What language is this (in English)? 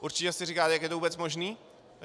Czech